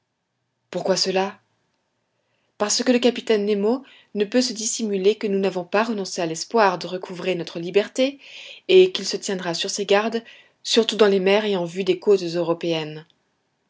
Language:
French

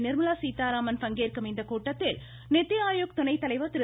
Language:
Tamil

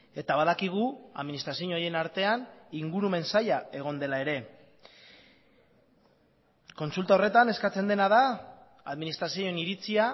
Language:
Basque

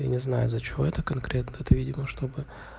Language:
Russian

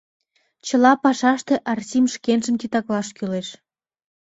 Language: Mari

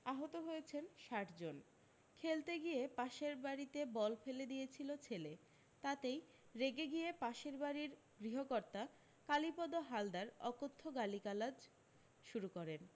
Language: Bangla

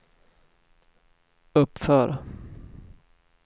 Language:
Swedish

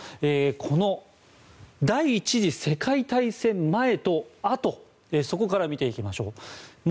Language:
Japanese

